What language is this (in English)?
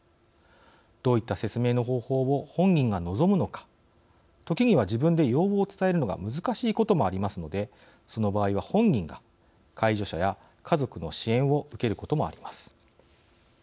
Japanese